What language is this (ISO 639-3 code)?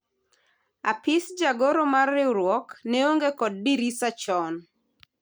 luo